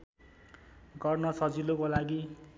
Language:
Nepali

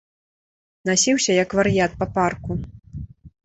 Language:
Belarusian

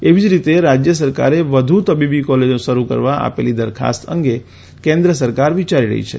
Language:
Gujarati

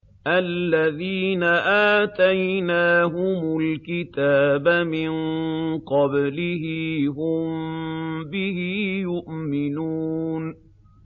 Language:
Arabic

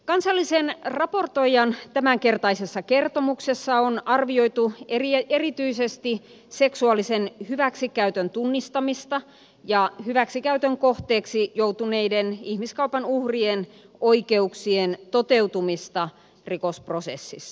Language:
Finnish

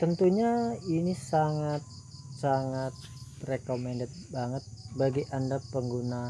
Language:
Indonesian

